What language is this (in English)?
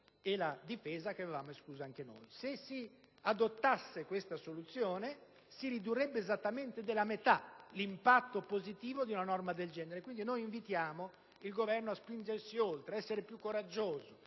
Italian